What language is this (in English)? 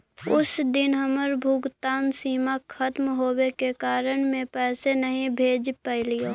Magahi